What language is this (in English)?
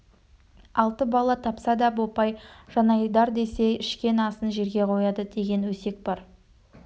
Kazakh